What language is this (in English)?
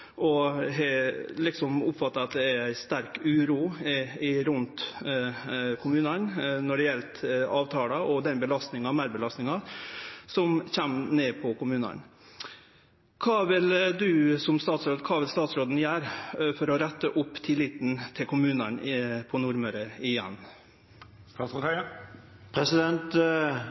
Norwegian Nynorsk